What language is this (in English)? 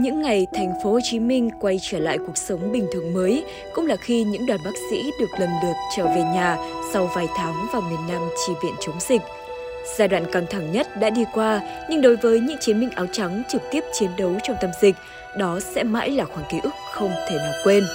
Vietnamese